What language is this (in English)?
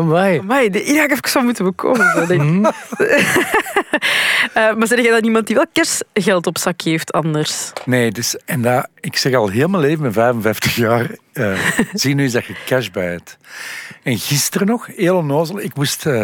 Dutch